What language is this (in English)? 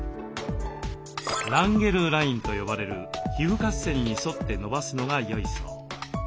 Japanese